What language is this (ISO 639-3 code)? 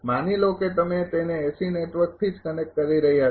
guj